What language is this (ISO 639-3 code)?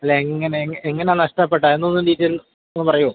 mal